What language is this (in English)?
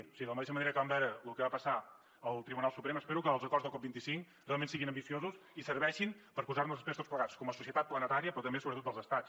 Catalan